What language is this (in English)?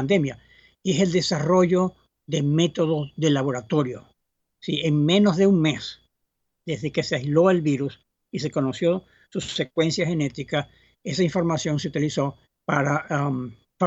Spanish